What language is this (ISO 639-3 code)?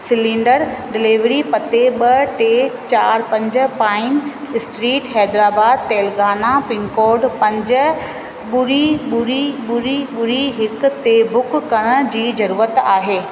snd